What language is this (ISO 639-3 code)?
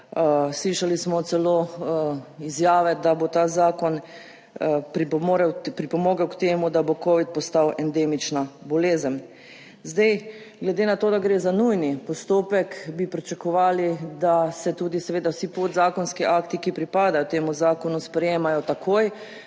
slv